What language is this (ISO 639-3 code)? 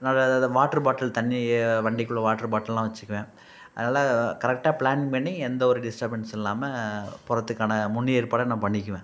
tam